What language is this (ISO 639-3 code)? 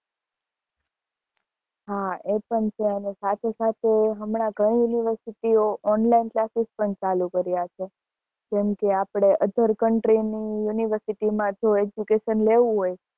guj